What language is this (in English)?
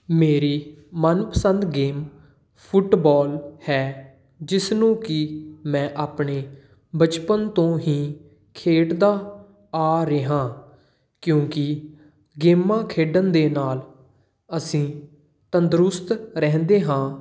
Punjabi